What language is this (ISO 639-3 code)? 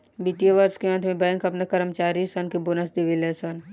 bho